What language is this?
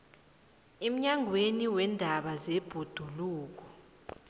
South Ndebele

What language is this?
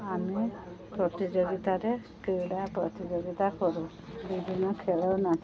Odia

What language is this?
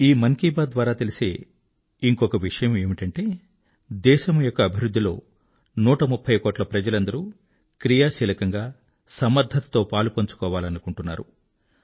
Telugu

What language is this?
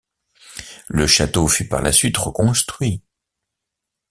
French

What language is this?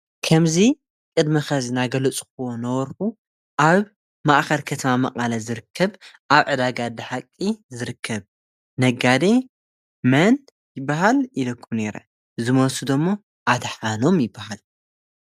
Tigrinya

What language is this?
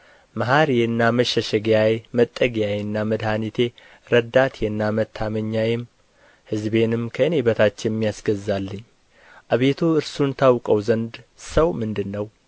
Amharic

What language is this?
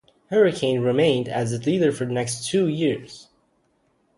English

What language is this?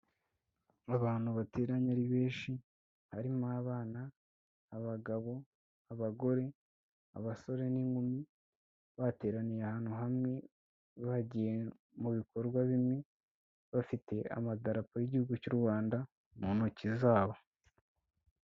Kinyarwanda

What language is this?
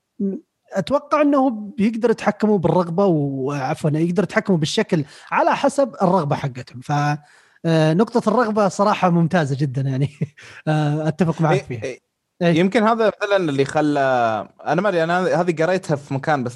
Arabic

